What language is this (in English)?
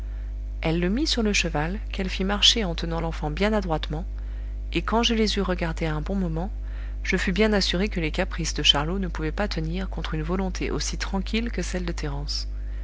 French